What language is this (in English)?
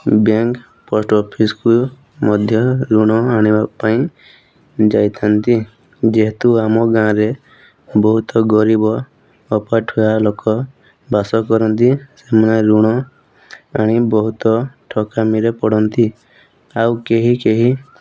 Odia